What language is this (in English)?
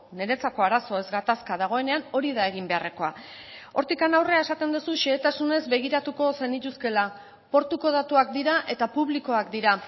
Basque